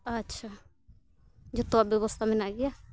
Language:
Santali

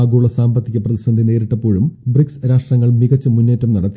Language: Malayalam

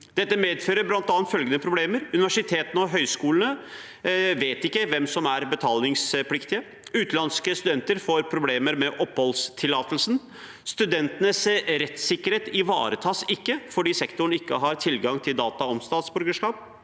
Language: Norwegian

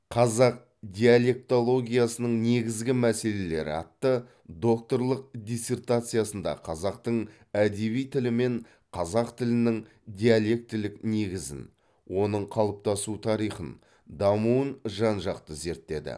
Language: Kazakh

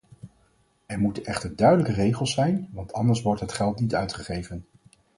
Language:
Dutch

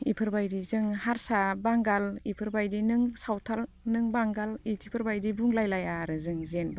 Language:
Bodo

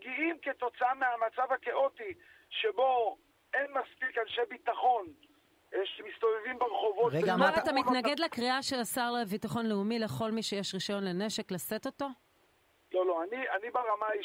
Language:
Hebrew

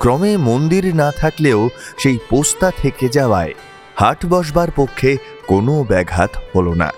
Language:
Bangla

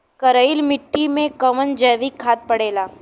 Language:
Bhojpuri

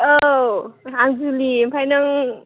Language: Bodo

